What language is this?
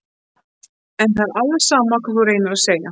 Icelandic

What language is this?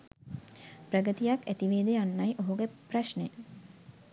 Sinhala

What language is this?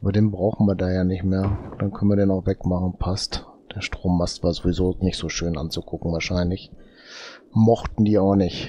German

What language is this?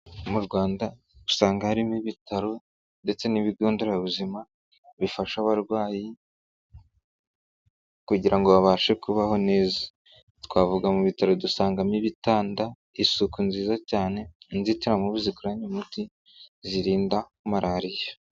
Kinyarwanda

